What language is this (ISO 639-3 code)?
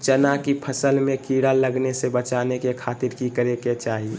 mag